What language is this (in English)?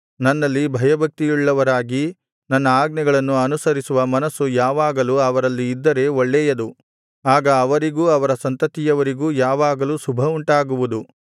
Kannada